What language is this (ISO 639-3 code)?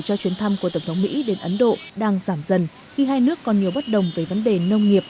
vie